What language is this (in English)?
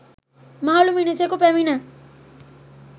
Sinhala